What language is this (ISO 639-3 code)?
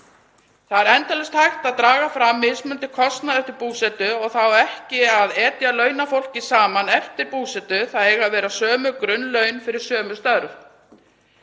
isl